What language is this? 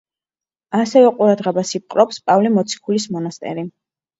Georgian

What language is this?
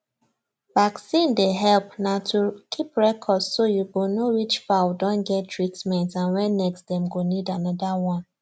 Nigerian Pidgin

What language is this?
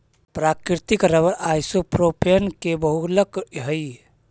Magahi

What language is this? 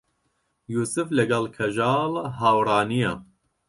Central Kurdish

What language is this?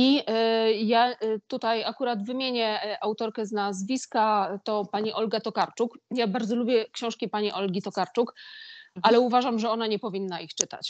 Polish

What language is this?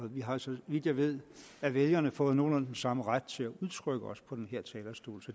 Danish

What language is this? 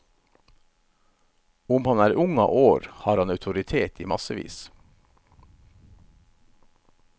Norwegian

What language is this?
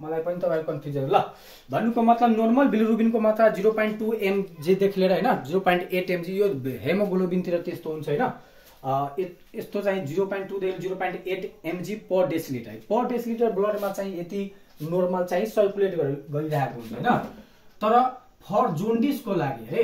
Hindi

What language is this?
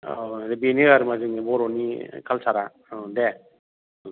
Bodo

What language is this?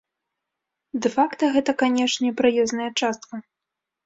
Belarusian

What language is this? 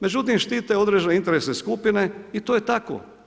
Croatian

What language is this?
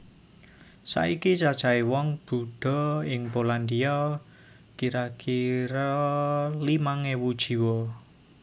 Javanese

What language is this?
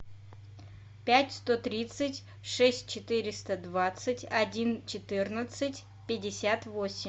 Russian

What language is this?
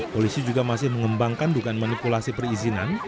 Indonesian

